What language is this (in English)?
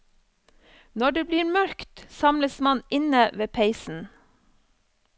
Norwegian